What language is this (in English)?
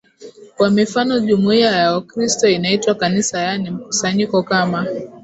Swahili